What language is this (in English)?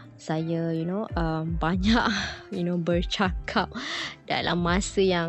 Malay